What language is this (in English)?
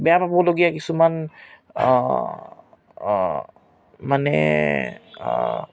Assamese